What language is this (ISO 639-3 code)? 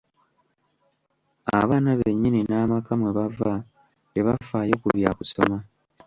lug